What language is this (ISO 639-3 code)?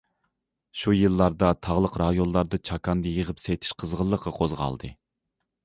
uig